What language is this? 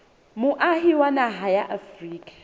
Southern Sotho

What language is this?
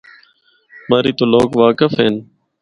Northern Hindko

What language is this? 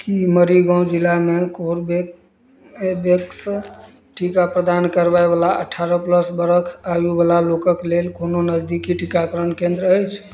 Maithili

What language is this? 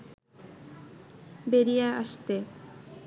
Bangla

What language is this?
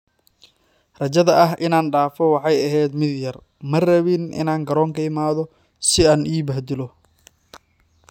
Somali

